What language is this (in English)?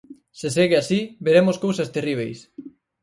Galician